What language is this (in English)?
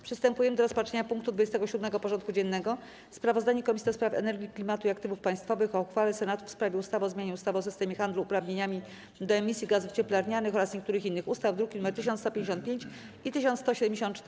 Polish